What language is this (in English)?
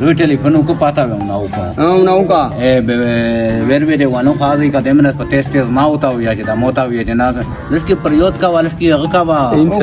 Pashto